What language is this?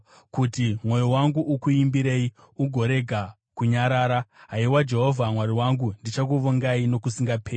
Shona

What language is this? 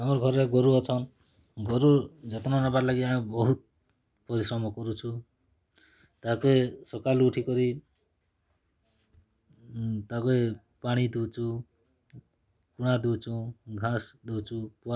Odia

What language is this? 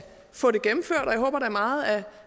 Danish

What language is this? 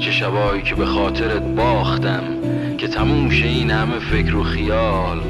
Persian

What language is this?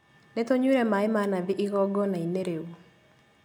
Kikuyu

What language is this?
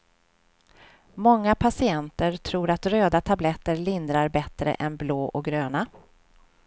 Swedish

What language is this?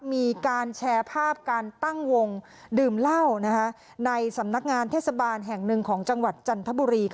Thai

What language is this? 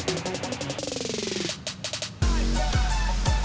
Indonesian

